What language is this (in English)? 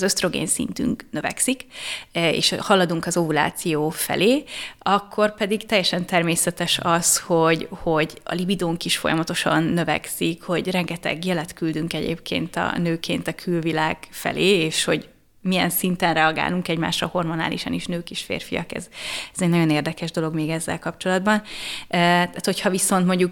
Hungarian